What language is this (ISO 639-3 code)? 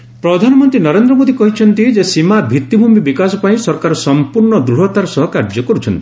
ori